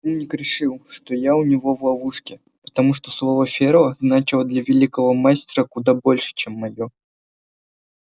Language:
Russian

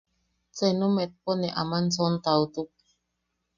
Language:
Yaqui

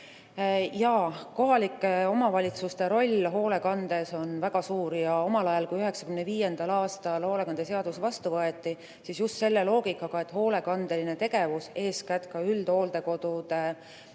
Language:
Estonian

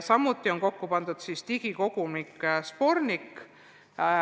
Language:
Estonian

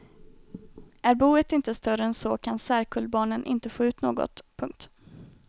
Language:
Swedish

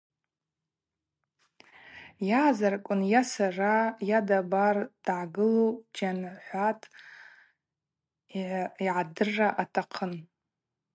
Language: Abaza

